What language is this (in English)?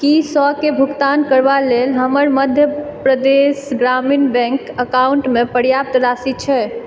Maithili